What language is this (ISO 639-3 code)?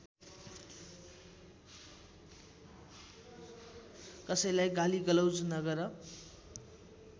nep